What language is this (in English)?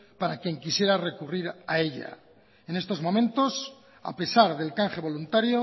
Spanish